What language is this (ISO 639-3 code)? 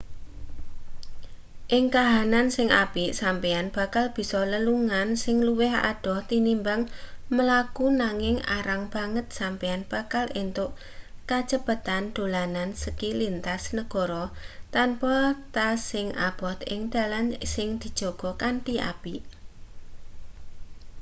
jav